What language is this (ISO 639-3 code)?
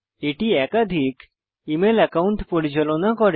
ben